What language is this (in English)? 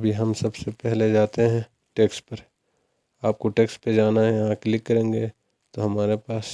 Urdu